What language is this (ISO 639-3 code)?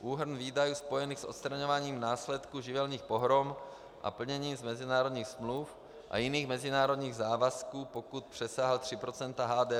ces